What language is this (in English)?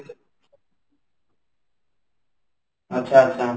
Odia